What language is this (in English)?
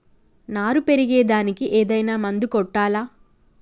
Telugu